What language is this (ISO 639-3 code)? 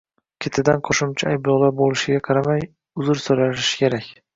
uzb